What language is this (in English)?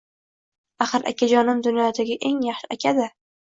Uzbek